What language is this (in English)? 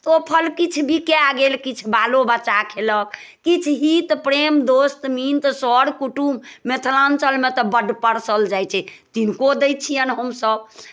Maithili